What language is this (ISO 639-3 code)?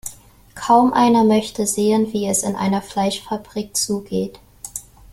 deu